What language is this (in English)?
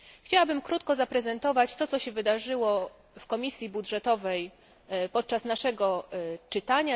Polish